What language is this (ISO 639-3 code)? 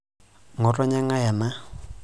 mas